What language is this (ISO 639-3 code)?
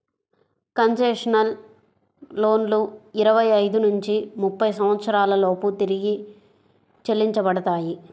tel